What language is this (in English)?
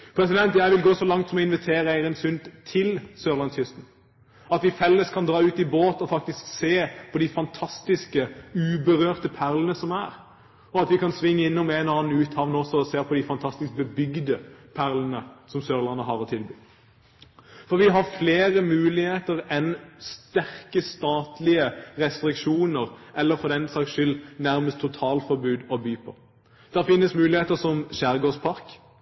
Norwegian Bokmål